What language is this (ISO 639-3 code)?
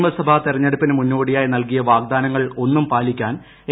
mal